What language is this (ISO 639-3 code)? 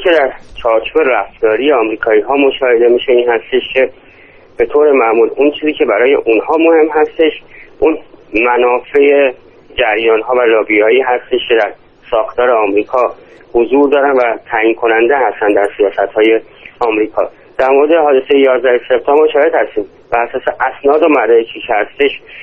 fas